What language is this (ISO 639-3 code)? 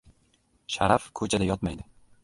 uzb